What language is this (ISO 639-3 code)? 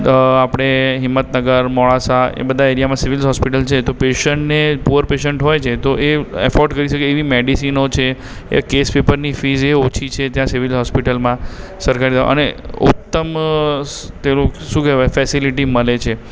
guj